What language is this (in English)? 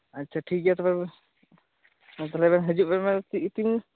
Santali